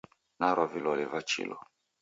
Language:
Taita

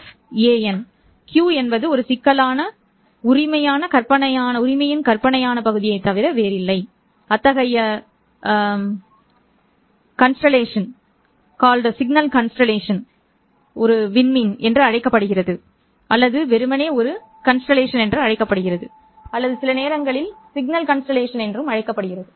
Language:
Tamil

